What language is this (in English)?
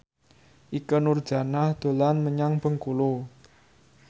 Javanese